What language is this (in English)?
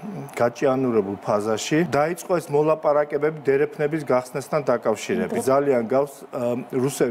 Romanian